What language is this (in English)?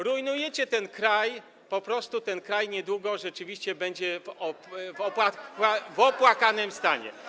Polish